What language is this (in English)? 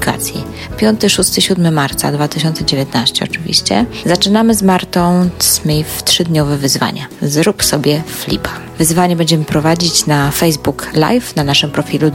Polish